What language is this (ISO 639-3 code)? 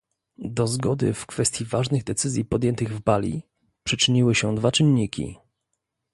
pol